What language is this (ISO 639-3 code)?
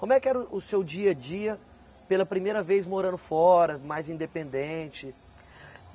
por